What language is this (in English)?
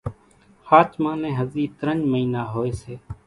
Kachi Koli